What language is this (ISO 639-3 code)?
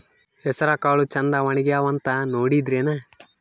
kan